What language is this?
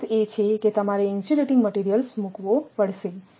Gujarati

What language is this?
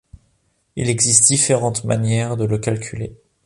French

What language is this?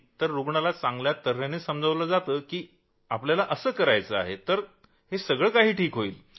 Marathi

